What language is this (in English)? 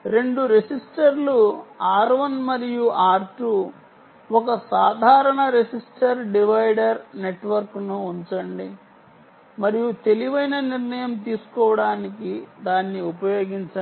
Telugu